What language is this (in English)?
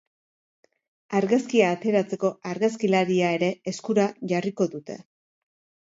Basque